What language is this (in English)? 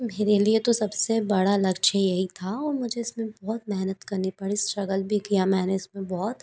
Hindi